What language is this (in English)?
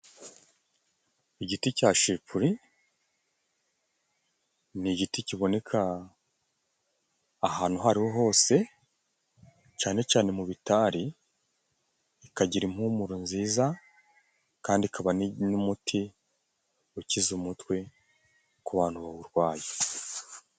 Kinyarwanda